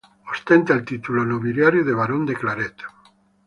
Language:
Spanish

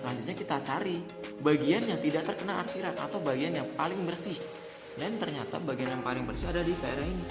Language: Indonesian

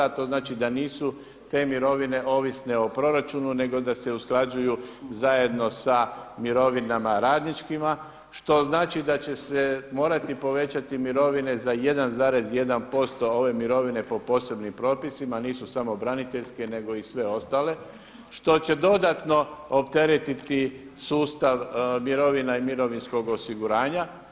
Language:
Croatian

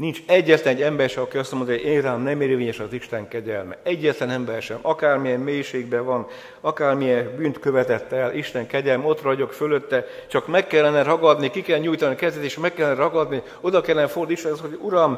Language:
Hungarian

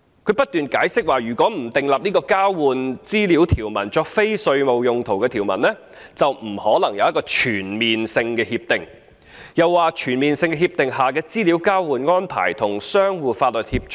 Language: Cantonese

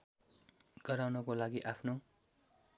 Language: Nepali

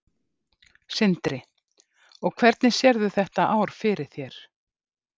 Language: Icelandic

